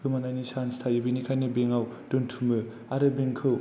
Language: Bodo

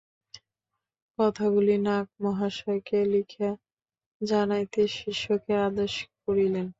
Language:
Bangla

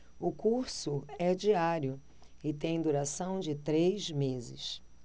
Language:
Portuguese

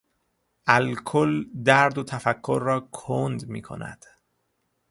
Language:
Persian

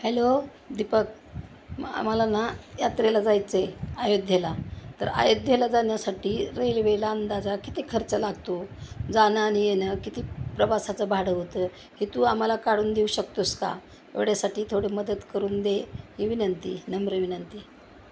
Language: Marathi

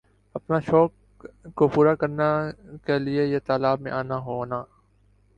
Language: Urdu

